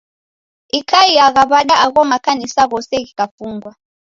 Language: Taita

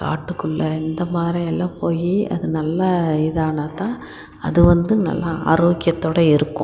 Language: Tamil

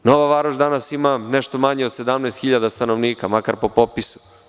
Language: Serbian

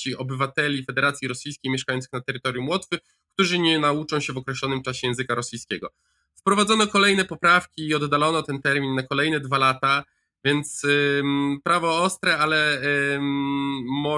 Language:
Polish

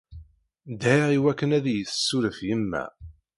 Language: Kabyle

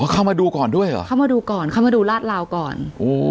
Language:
Thai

